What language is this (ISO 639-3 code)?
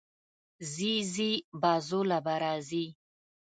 pus